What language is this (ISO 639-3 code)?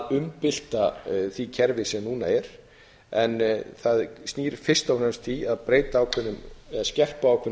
isl